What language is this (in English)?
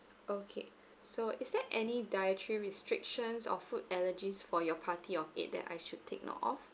English